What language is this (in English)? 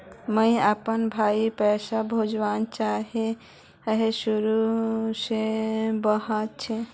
Magahi